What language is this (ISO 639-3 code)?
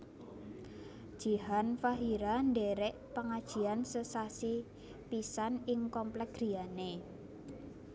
jav